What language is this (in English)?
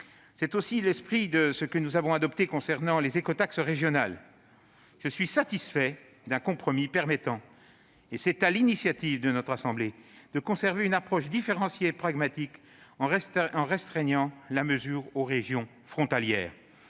French